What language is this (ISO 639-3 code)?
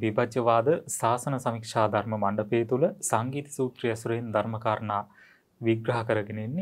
tur